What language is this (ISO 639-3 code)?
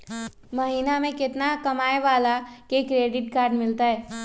mag